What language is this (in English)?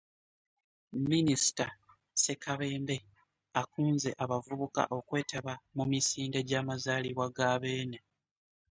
Ganda